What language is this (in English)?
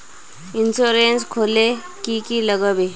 Magahi